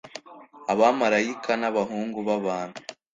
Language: Kinyarwanda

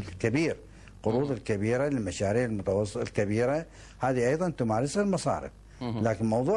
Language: Arabic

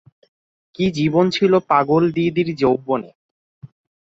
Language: Bangla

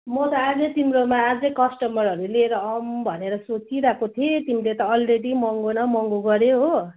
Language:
Nepali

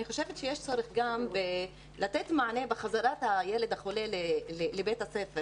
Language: Hebrew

